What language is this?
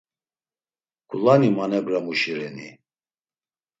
Laz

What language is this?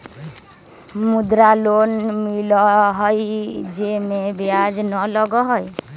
Magahi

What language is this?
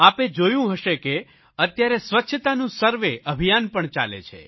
Gujarati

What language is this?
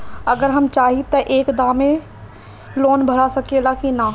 Bhojpuri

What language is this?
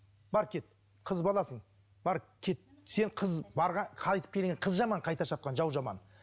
Kazakh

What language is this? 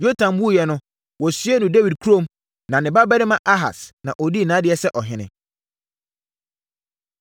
Akan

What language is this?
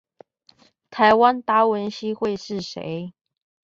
Chinese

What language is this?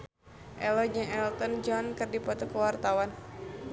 Sundanese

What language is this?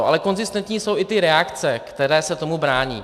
Czech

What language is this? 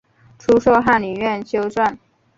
Chinese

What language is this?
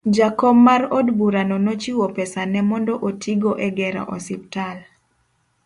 Luo (Kenya and Tanzania)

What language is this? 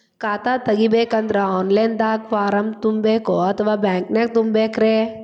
Kannada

